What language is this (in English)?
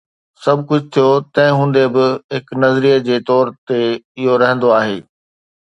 Sindhi